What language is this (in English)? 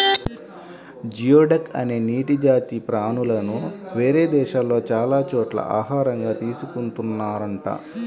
Telugu